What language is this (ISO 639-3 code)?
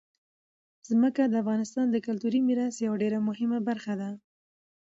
pus